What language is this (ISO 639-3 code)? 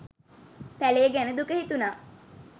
sin